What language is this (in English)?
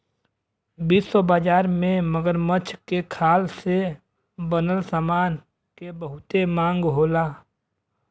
Bhojpuri